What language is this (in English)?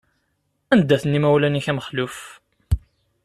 Kabyle